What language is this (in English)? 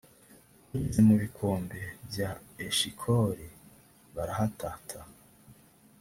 Kinyarwanda